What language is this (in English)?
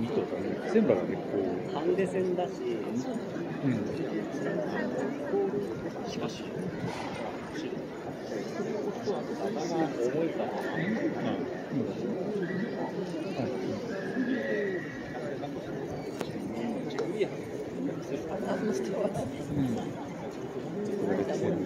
Japanese